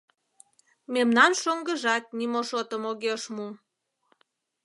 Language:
Mari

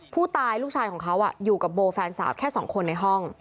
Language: Thai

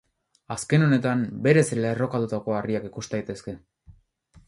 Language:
Basque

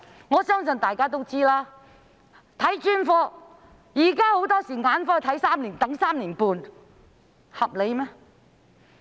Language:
Cantonese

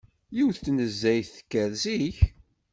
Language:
Kabyle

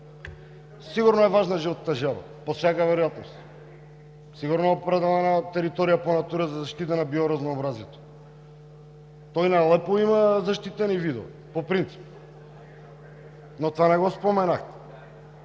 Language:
Bulgarian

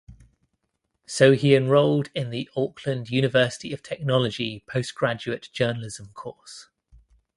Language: English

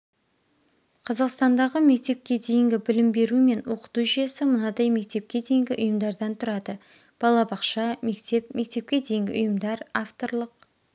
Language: Kazakh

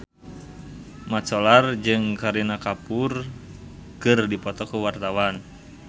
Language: Sundanese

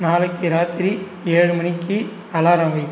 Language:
Tamil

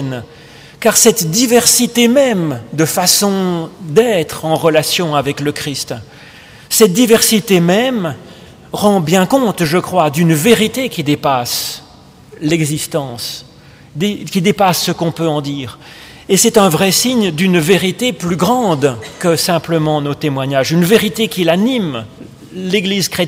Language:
French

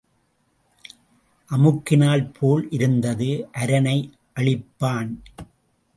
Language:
Tamil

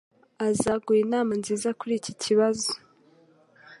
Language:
Kinyarwanda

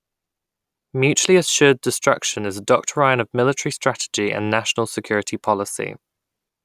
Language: English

